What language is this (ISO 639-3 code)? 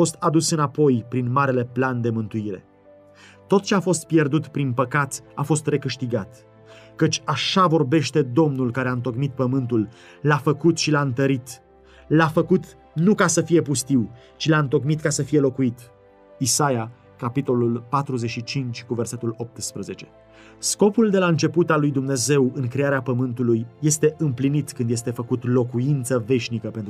ron